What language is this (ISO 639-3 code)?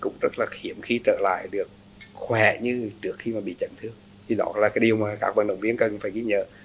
vie